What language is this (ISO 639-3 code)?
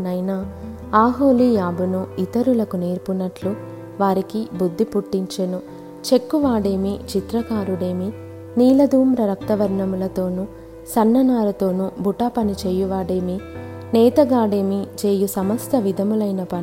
tel